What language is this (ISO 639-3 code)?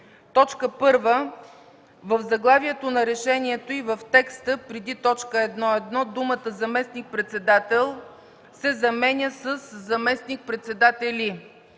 bul